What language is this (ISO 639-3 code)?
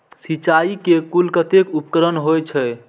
mai